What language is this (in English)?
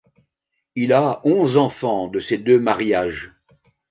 French